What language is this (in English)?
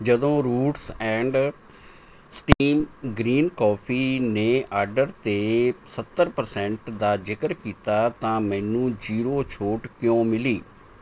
Punjabi